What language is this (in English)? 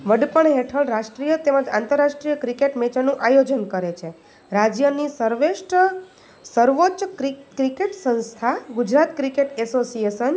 Gujarati